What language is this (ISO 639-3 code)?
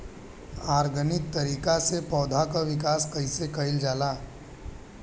bho